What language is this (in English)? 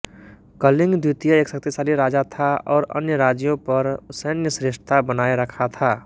Hindi